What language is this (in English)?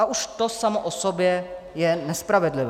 Czech